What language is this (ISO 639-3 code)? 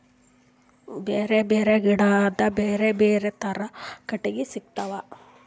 kan